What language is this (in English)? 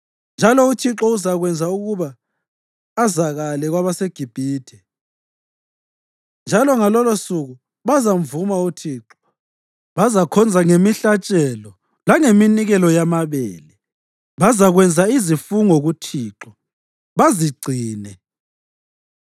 North Ndebele